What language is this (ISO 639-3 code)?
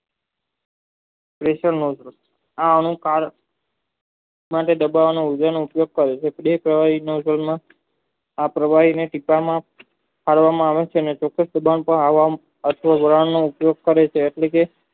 guj